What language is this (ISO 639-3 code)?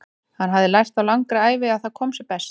isl